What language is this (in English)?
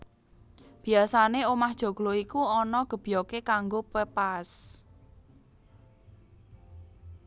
Javanese